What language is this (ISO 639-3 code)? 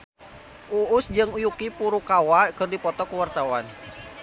sun